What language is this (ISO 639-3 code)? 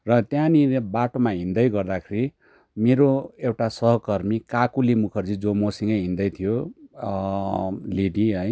nep